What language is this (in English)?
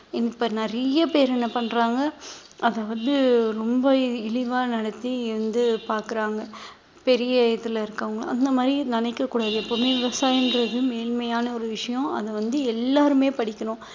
Tamil